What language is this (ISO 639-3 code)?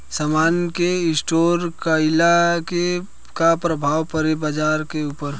bho